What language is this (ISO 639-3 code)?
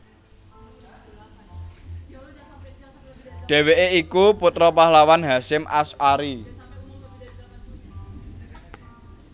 jav